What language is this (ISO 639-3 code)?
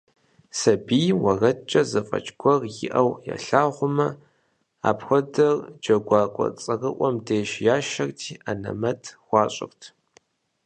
kbd